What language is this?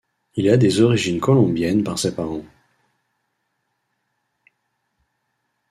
French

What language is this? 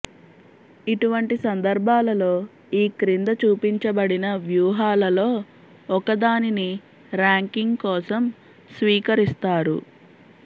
Telugu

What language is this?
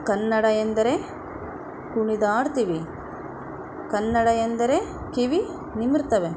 Kannada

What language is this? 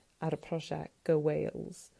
Welsh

